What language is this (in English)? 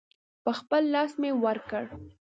Pashto